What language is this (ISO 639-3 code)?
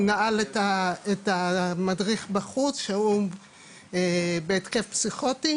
heb